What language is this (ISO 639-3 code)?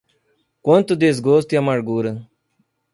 por